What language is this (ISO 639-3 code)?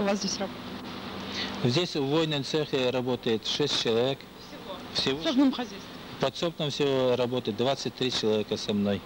rus